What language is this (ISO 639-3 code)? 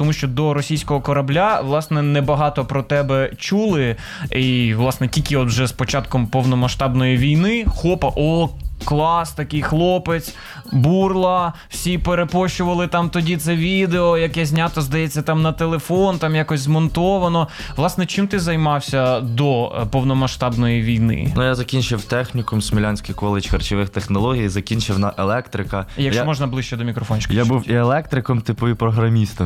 ukr